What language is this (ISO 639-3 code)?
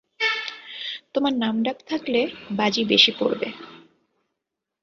ben